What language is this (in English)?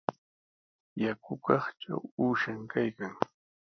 Sihuas Ancash Quechua